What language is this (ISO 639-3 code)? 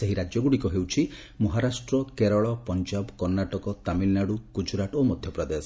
ori